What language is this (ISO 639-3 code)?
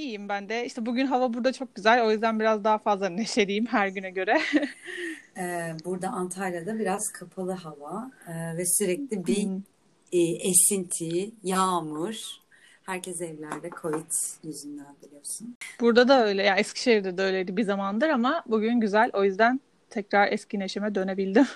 tur